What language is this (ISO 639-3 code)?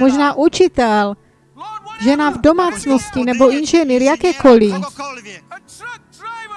ces